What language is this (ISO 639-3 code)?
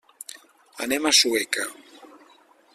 cat